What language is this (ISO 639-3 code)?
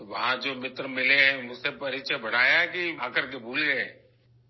urd